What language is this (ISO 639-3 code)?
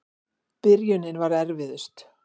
isl